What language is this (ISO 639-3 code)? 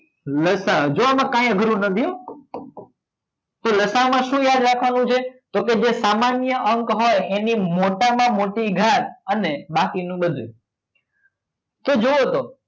guj